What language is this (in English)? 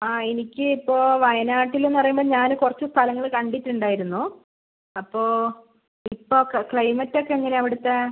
Malayalam